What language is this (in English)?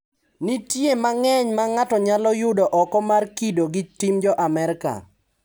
Luo (Kenya and Tanzania)